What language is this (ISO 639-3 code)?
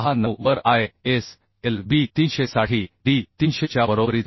mar